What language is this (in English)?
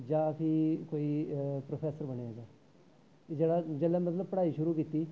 Dogri